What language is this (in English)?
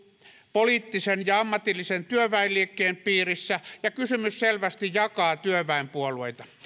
Finnish